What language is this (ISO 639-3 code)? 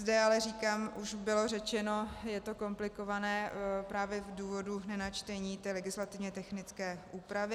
ces